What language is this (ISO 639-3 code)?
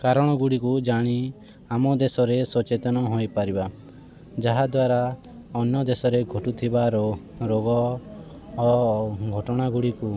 ori